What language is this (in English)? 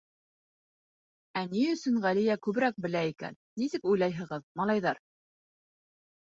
Bashkir